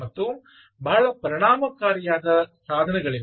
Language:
Kannada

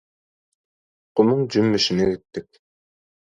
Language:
Turkmen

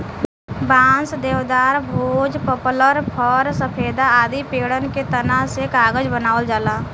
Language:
Bhojpuri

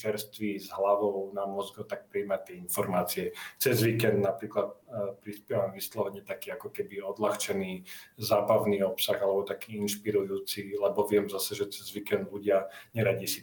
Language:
Slovak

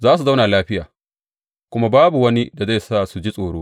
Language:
Hausa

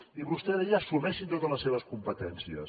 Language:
Catalan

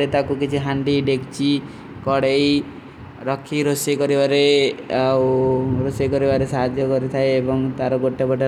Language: Kui (India)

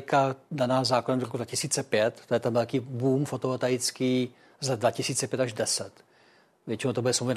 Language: Czech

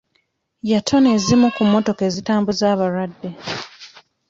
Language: Ganda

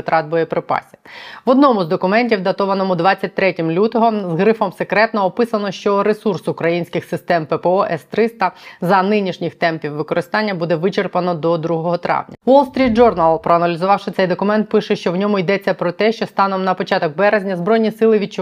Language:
Ukrainian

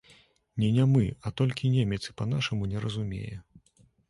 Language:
Belarusian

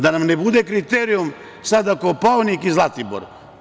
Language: Serbian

